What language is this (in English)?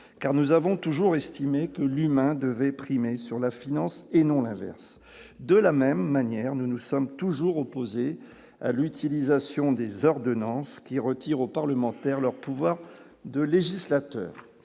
French